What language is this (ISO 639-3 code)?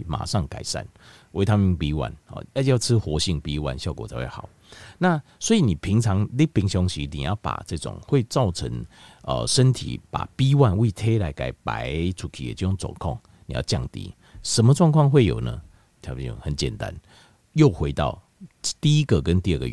zho